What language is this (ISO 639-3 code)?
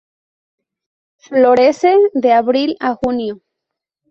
spa